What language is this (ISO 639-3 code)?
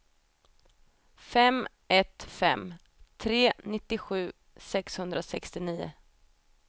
swe